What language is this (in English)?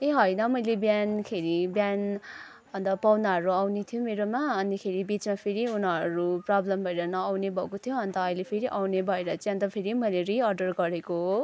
Nepali